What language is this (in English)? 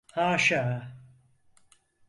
Turkish